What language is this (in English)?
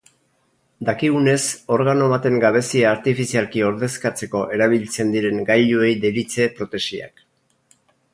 Basque